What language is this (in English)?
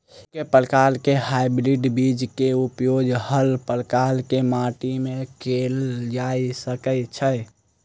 Maithili